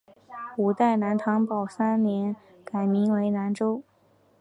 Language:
Chinese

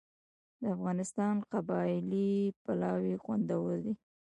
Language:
Pashto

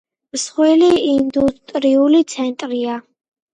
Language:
Georgian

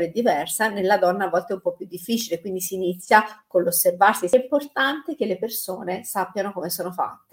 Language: Italian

